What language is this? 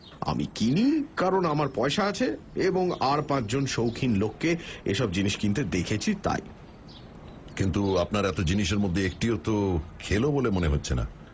Bangla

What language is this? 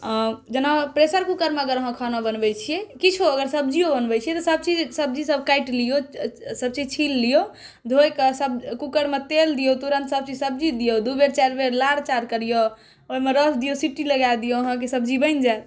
Maithili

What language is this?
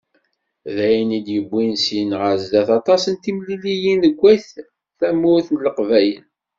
Kabyle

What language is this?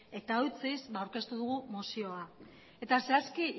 Basque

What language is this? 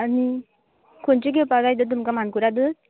Konkani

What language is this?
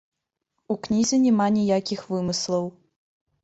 Belarusian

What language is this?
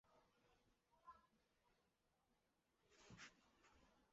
Chinese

